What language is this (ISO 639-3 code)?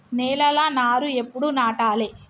tel